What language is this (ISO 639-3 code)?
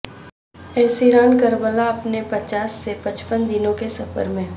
urd